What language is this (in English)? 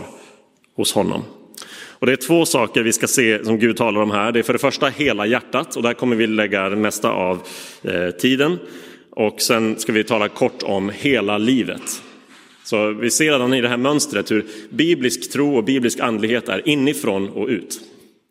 Swedish